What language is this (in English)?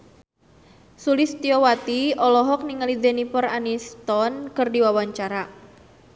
Sundanese